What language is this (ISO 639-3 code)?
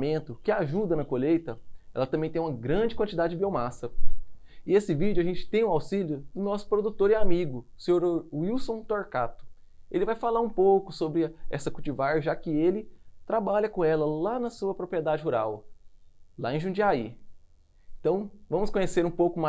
por